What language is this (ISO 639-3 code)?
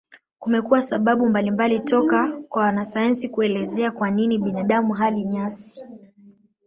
swa